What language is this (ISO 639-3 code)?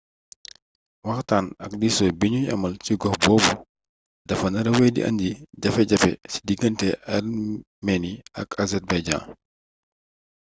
wol